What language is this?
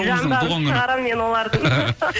Kazakh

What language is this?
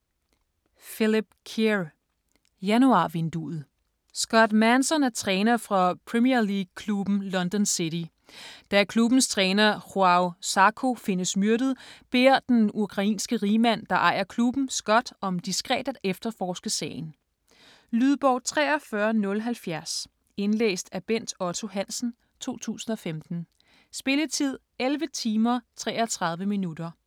Danish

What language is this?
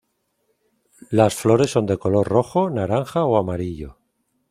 Spanish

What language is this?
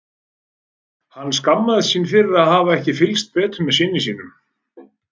Icelandic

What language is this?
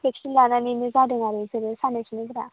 Bodo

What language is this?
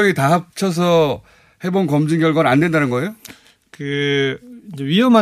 Korean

